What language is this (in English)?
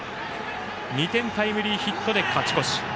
Japanese